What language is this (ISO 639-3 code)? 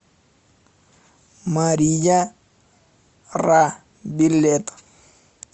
rus